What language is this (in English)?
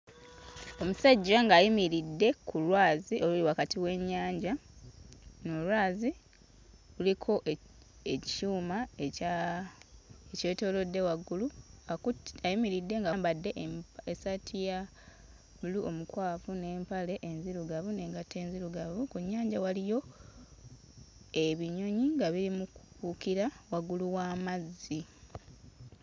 Ganda